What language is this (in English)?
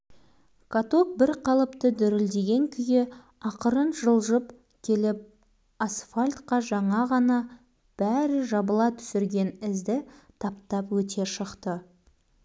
Kazakh